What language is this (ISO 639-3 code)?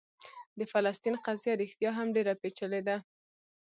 pus